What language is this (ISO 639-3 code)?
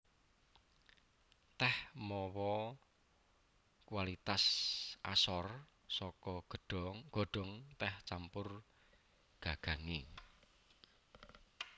jav